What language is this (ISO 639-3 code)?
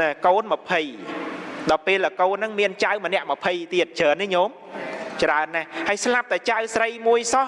vie